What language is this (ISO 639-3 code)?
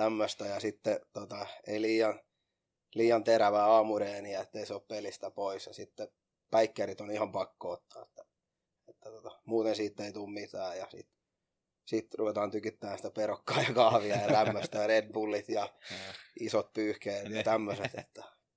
fin